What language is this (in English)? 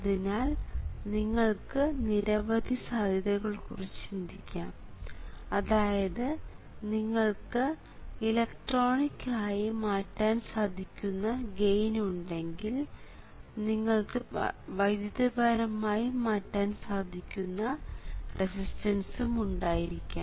Malayalam